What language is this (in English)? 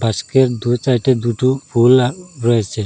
Bangla